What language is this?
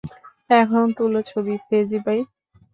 Bangla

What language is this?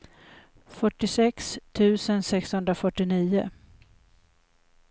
Swedish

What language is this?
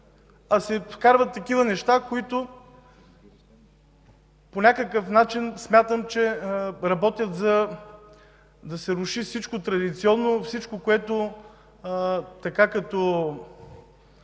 Bulgarian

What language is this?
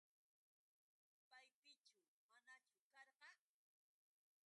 Yauyos Quechua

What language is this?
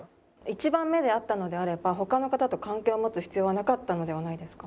Japanese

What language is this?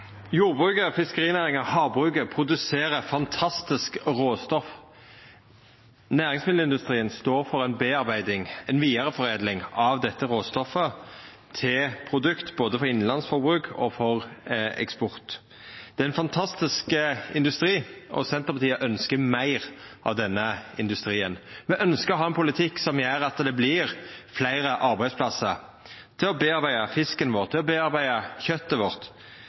Norwegian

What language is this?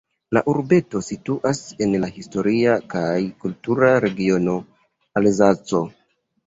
Esperanto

